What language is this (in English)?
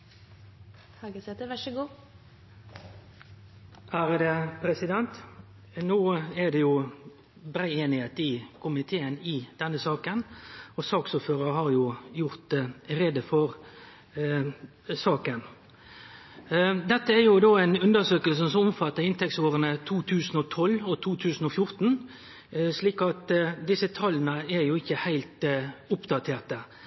Norwegian Nynorsk